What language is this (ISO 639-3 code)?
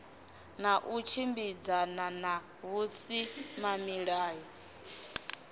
ven